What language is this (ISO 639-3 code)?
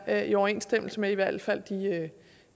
dan